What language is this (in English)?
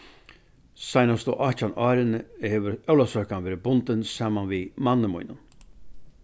Faroese